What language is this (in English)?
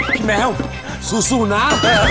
Thai